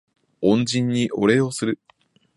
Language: Japanese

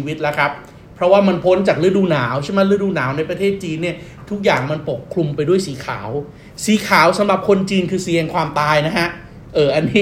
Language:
Thai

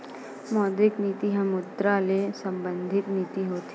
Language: Chhattisgarhi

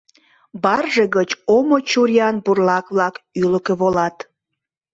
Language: Mari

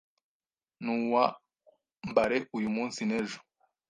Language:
Kinyarwanda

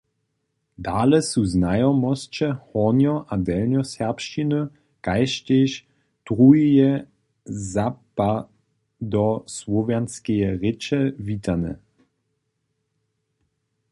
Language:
Upper Sorbian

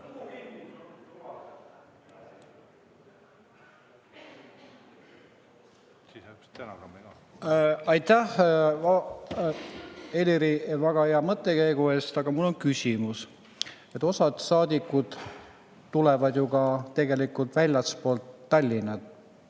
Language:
Estonian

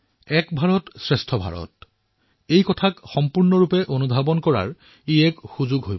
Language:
Assamese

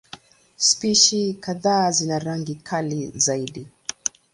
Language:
Swahili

